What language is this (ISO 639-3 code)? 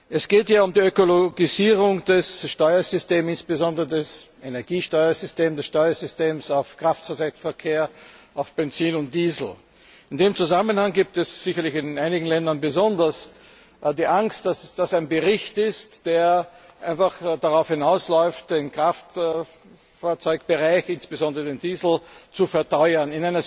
deu